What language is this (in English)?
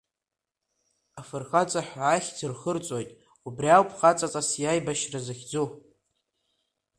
Abkhazian